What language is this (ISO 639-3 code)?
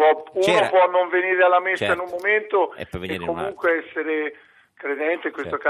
ita